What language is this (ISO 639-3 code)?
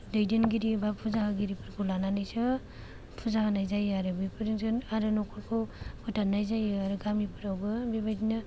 brx